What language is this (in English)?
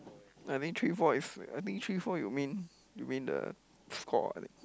English